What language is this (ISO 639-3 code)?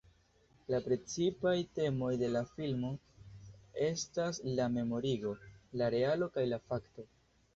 epo